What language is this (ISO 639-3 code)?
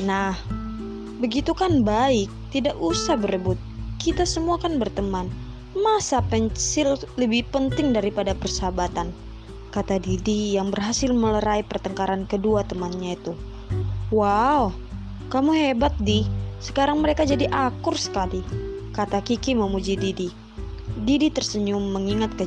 ind